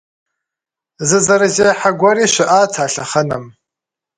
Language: Kabardian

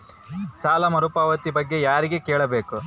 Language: Kannada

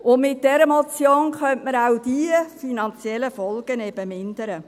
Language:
Swiss German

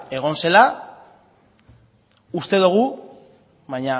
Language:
Basque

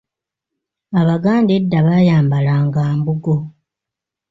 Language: Ganda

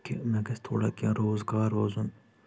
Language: Kashmiri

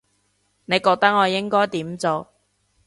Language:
Cantonese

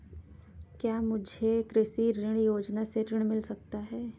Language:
Hindi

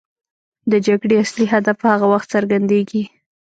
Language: Pashto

